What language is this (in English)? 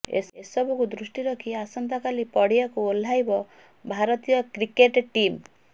Odia